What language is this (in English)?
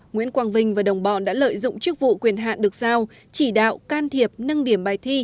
Vietnamese